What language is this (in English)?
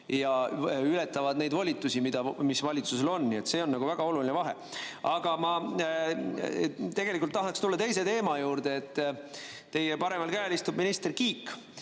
Estonian